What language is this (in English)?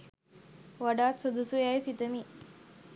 Sinhala